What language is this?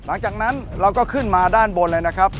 Thai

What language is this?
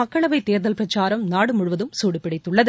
Tamil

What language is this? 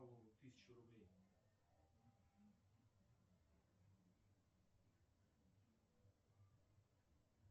Russian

